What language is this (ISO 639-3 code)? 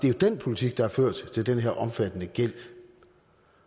dan